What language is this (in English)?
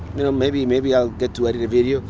English